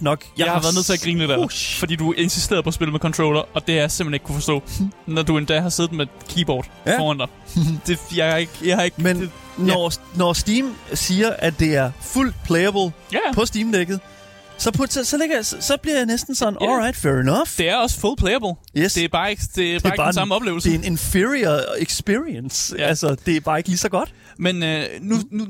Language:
Danish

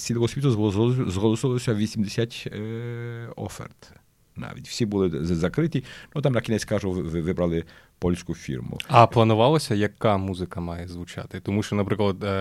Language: Ukrainian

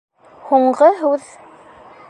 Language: Bashkir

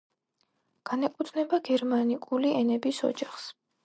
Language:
Georgian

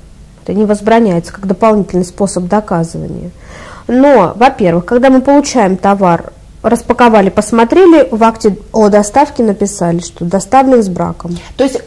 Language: Russian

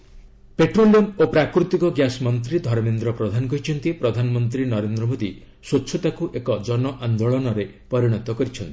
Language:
Odia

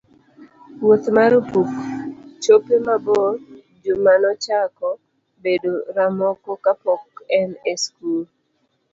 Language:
Luo (Kenya and Tanzania)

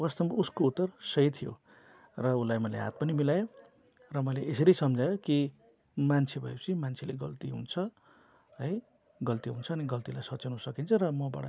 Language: Nepali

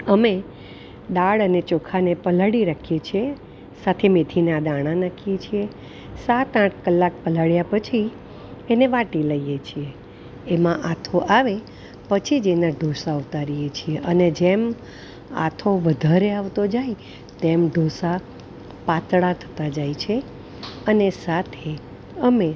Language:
Gujarati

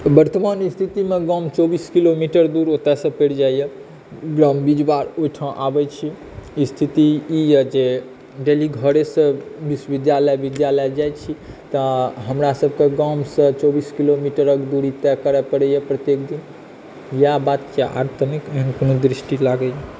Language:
Maithili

